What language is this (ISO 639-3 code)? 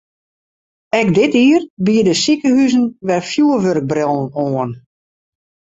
fry